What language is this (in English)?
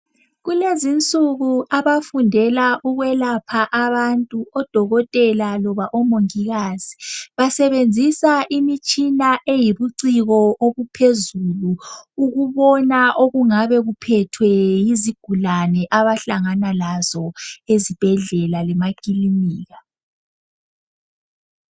North Ndebele